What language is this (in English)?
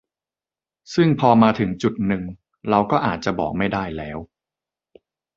Thai